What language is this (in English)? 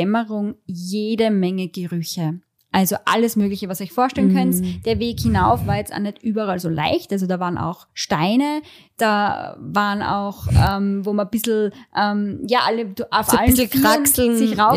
German